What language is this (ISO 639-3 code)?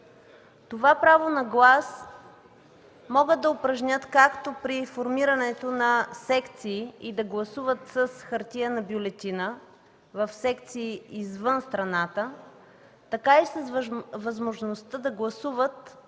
bul